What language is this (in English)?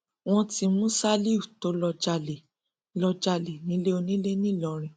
Yoruba